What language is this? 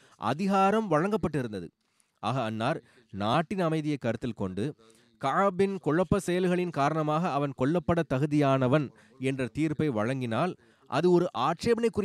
Tamil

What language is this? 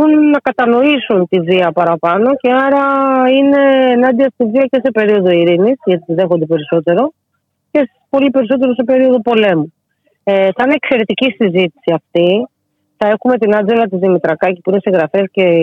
Greek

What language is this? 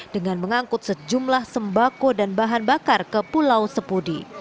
Indonesian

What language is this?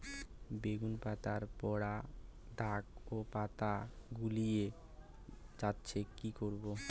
Bangla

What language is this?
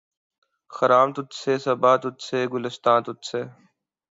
Urdu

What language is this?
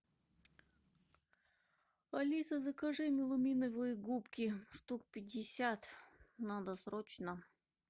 Russian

